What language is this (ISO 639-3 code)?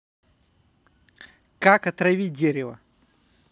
rus